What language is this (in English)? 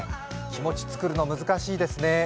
Japanese